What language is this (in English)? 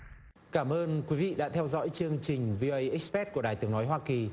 Vietnamese